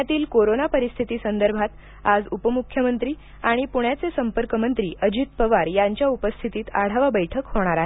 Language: Marathi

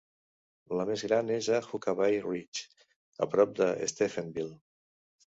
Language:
Catalan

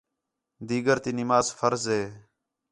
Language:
Khetrani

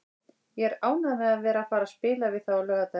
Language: Icelandic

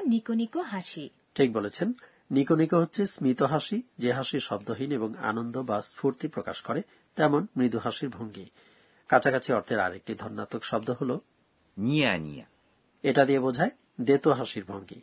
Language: Bangla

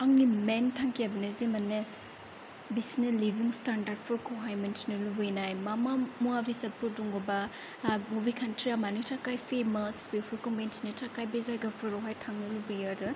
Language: Bodo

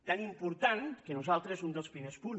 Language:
Catalan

